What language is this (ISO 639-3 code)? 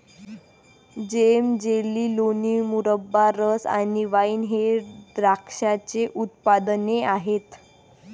mar